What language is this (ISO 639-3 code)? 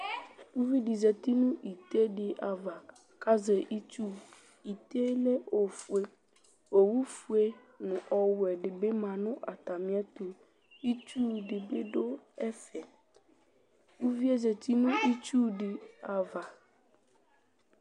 kpo